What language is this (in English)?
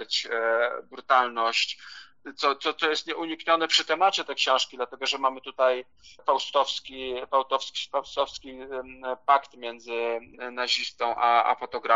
Polish